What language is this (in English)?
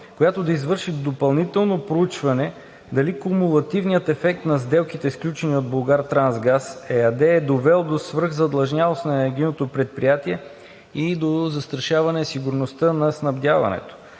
Bulgarian